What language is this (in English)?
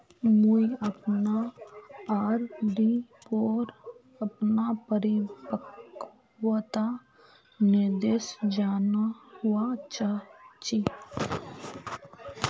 Magahi